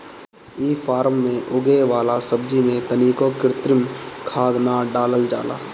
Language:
Bhojpuri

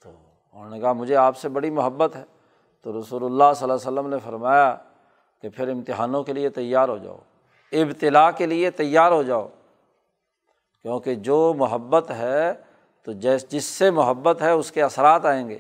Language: Urdu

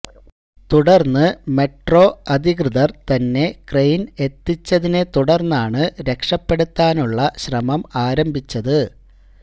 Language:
Malayalam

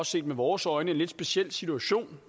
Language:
Danish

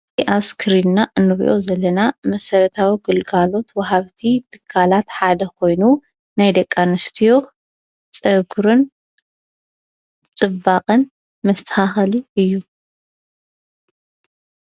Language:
Tigrinya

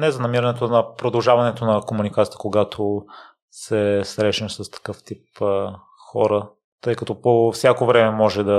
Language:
Bulgarian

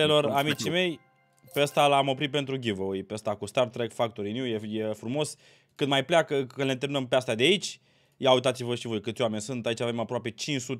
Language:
Romanian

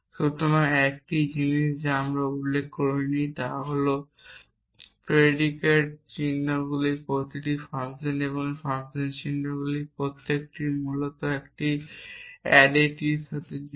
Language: Bangla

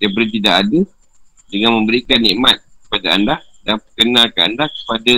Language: Malay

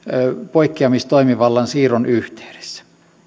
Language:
Finnish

